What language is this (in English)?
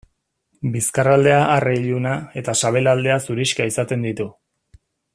Basque